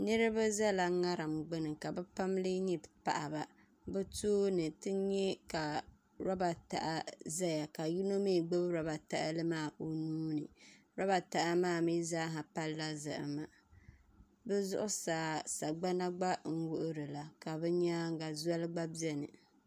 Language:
Dagbani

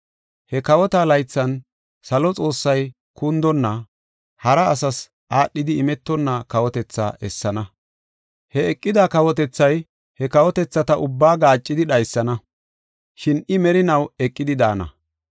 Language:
Gofa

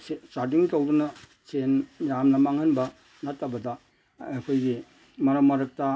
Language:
Manipuri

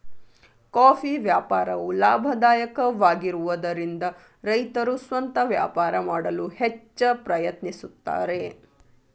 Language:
Kannada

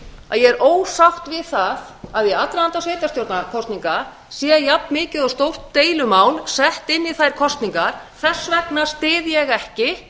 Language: Icelandic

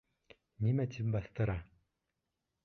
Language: Bashkir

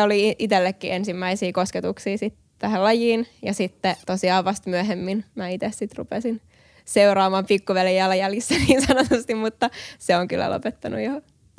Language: Finnish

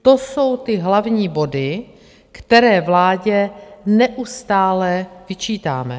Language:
Czech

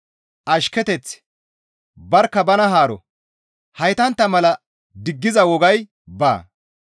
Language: Gamo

